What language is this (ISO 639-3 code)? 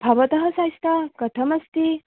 san